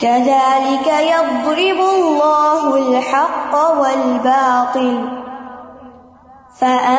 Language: Urdu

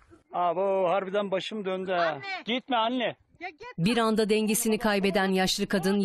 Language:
Turkish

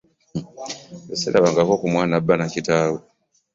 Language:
Ganda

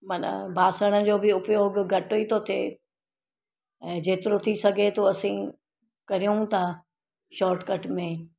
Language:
Sindhi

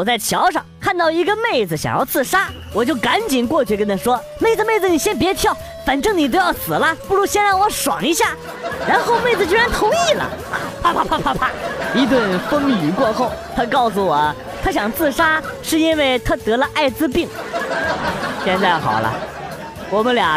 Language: Chinese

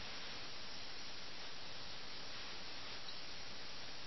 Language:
Malayalam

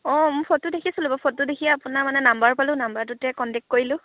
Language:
Assamese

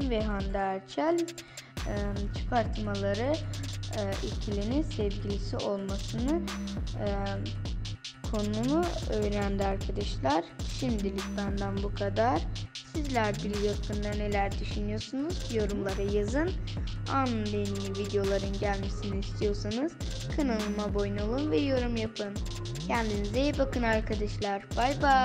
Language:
Turkish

